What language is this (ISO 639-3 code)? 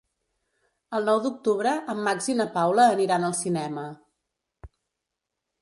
cat